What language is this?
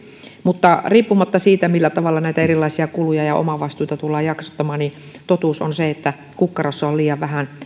Finnish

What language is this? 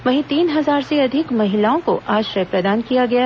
Hindi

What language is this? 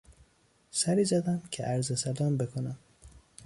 Persian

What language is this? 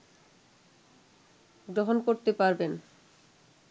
Bangla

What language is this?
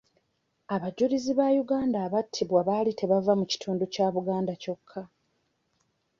Ganda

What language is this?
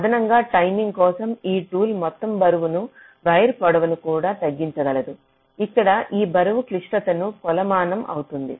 Telugu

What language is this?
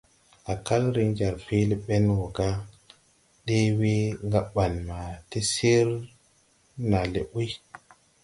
Tupuri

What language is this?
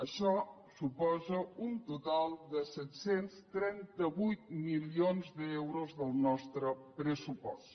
Catalan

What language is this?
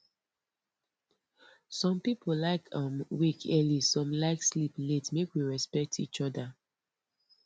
Nigerian Pidgin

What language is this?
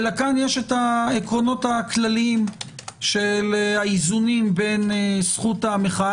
Hebrew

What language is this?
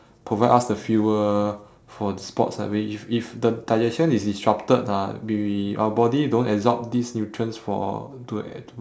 English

